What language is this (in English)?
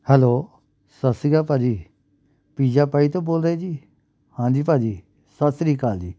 Punjabi